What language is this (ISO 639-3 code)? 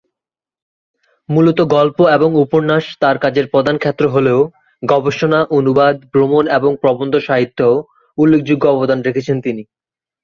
ben